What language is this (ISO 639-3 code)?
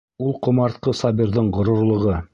bak